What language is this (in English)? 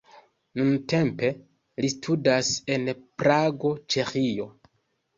Esperanto